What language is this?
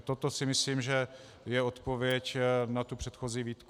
Czech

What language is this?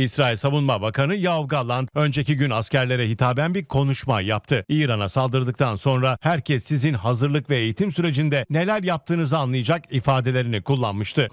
Turkish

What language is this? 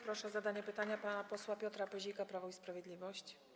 Polish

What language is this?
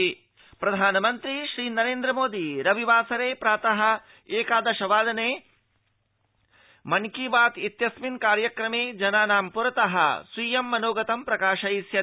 Sanskrit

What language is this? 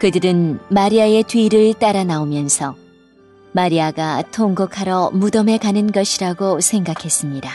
Korean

